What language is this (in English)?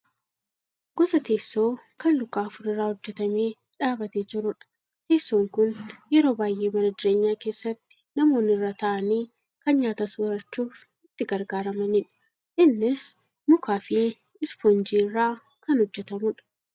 Oromo